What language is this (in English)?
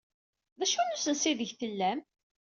Kabyle